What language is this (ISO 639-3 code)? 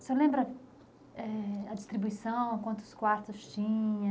por